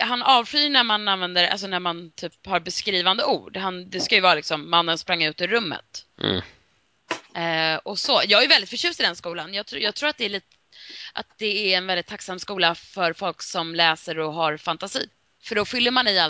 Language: Swedish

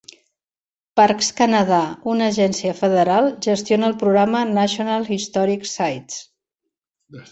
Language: Catalan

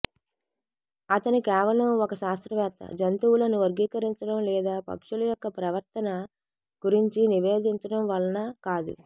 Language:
Telugu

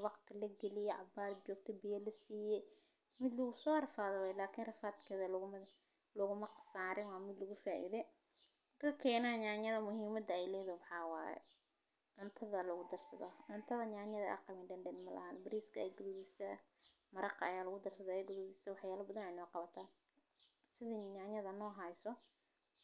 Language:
Somali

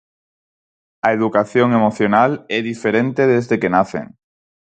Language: Galician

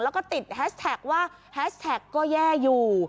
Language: Thai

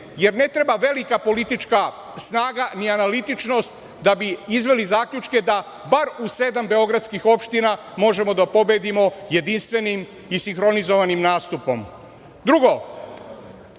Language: Serbian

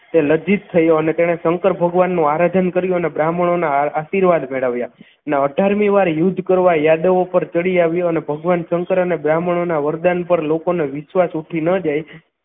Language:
Gujarati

